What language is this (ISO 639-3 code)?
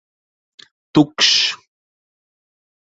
lav